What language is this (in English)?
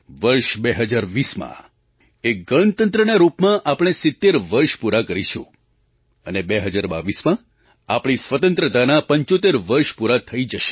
Gujarati